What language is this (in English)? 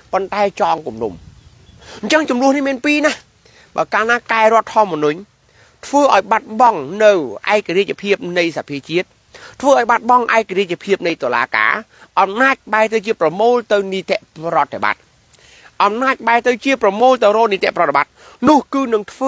Thai